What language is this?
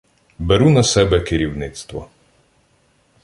Ukrainian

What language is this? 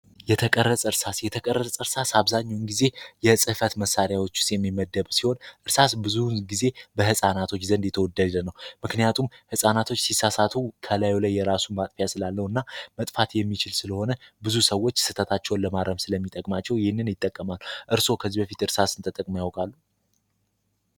Amharic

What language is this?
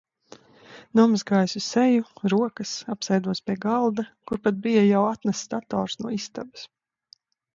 Latvian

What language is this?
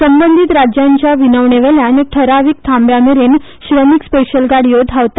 Konkani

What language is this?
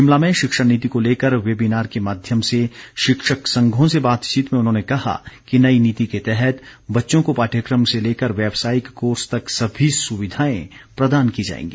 Hindi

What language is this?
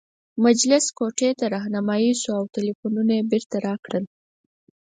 Pashto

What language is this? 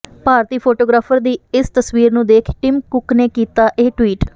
Punjabi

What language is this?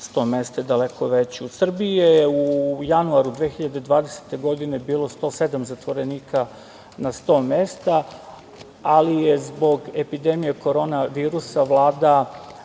Serbian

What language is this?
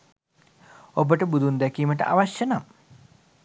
Sinhala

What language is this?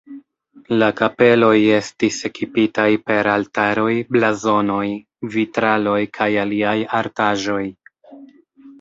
Esperanto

